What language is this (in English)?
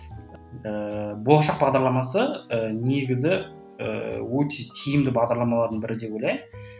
Kazakh